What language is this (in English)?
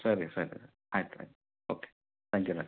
Kannada